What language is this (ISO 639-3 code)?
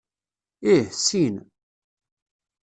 kab